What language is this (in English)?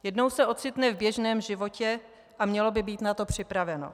Czech